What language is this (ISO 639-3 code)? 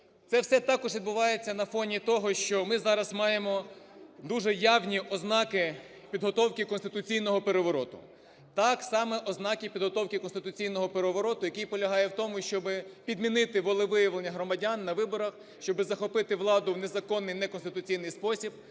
ukr